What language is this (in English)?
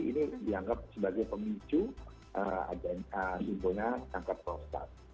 Indonesian